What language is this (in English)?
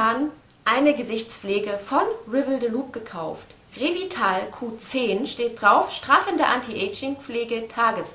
German